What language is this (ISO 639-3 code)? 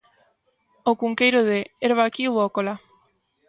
glg